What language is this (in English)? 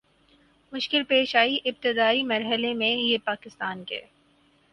Urdu